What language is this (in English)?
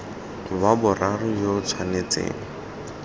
Tswana